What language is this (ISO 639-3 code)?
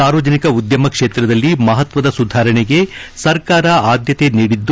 kan